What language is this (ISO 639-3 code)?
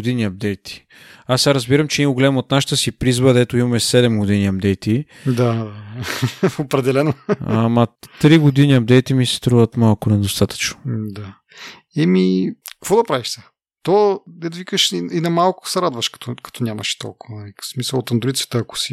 bul